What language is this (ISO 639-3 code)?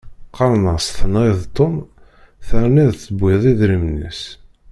kab